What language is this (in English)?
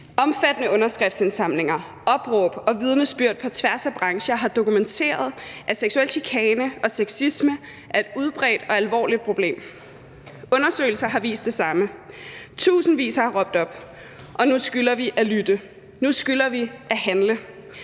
Danish